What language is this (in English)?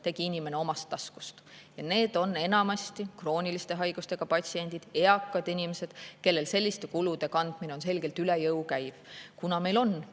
Estonian